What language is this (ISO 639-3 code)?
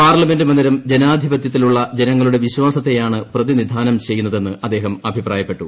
mal